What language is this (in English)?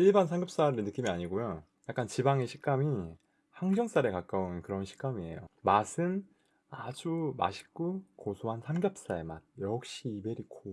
Korean